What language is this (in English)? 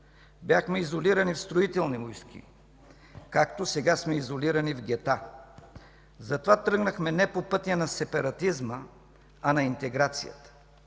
Bulgarian